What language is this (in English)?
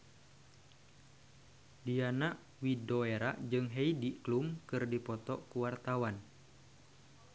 Sundanese